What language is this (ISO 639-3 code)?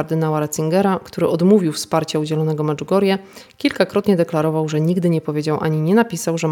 pol